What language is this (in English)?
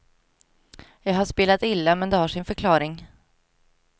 Swedish